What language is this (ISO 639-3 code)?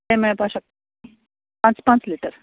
kok